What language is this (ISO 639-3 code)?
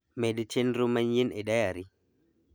luo